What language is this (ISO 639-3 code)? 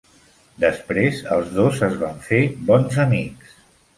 cat